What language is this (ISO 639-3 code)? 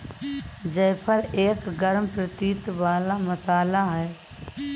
hin